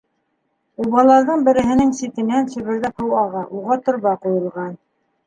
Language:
Bashkir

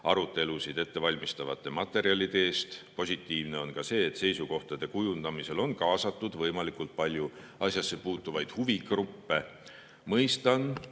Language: Estonian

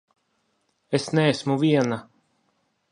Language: Latvian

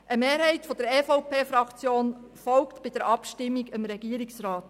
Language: Swiss German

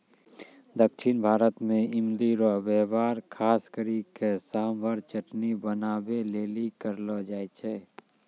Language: Maithili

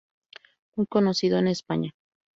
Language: Spanish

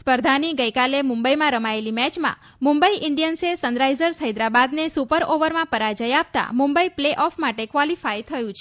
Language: Gujarati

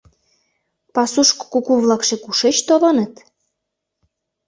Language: Mari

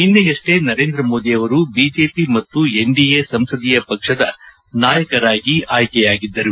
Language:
Kannada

